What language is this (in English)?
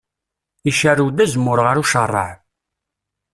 Kabyle